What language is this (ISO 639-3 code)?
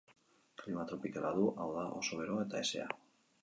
eus